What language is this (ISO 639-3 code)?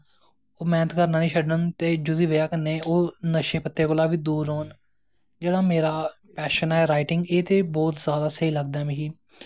doi